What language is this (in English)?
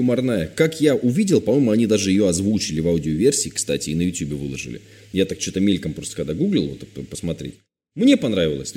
Russian